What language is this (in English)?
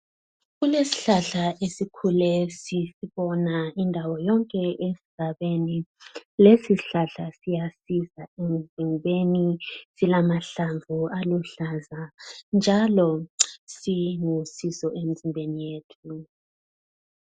North Ndebele